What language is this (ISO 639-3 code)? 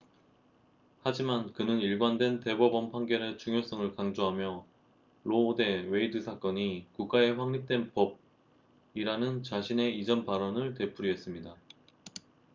kor